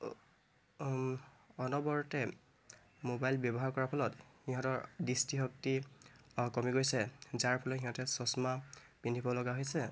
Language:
Assamese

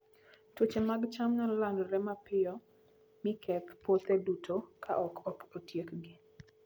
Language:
Luo (Kenya and Tanzania)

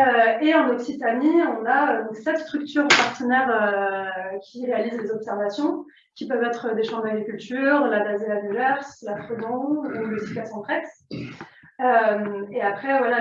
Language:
French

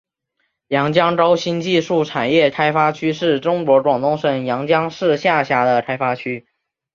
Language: Chinese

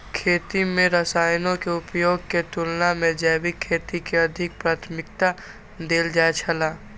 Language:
Maithili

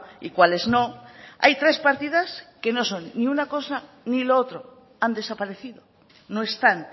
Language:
Spanish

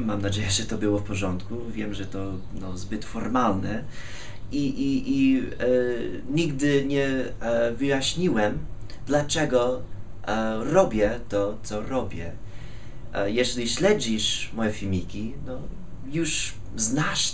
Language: Polish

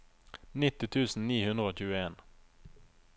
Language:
Norwegian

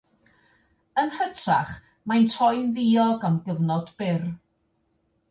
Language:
Welsh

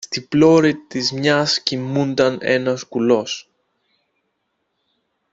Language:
Greek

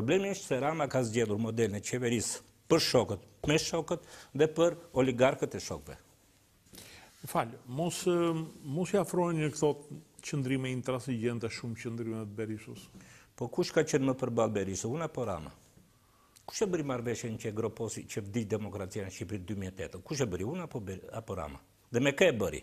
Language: Romanian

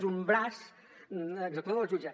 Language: Catalan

